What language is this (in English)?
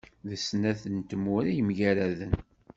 Kabyle